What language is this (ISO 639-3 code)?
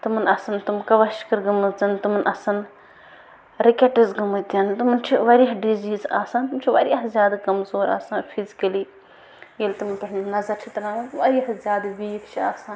kas